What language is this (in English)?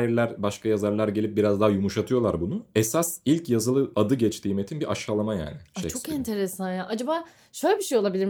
Turkish